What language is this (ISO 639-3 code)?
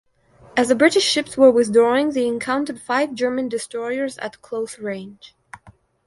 eng